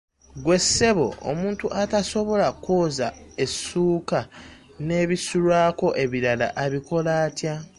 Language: Ganda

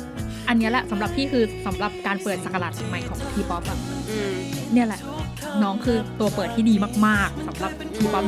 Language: Thai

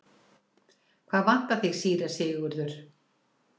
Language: Icelandic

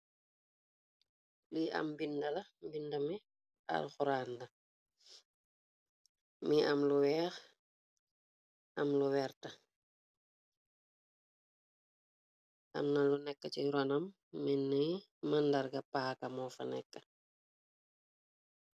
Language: Wolof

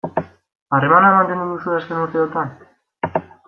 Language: Basque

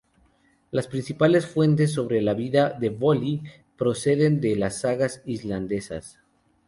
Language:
Spanish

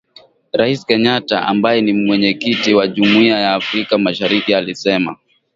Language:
Swahili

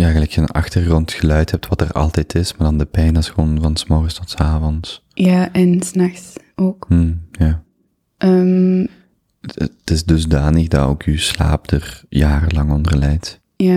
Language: Dutch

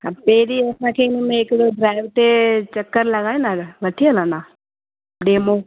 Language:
Sindhi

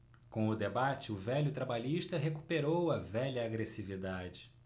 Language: Portuguese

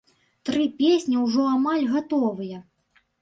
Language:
Belarusian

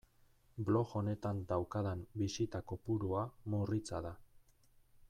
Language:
Basque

